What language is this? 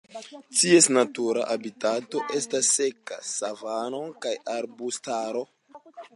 Esperanto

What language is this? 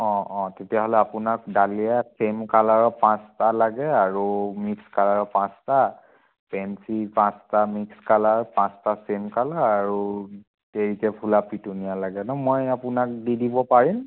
Assamese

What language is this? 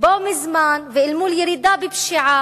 Hebrew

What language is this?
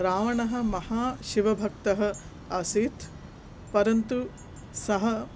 Sanskrit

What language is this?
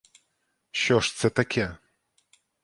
Ukrainian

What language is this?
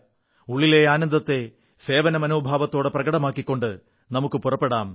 Malayalam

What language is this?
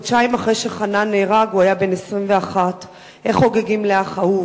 Hebrew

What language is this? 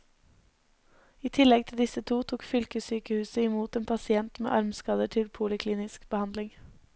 Norwegian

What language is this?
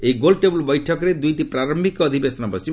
Odia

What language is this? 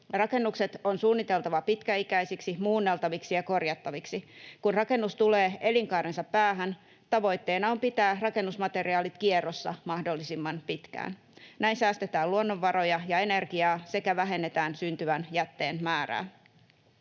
Finnish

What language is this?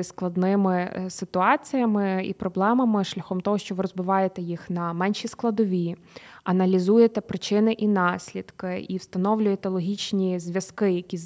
Ukrainian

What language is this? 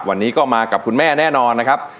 Thai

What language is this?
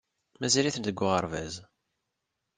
Kabyle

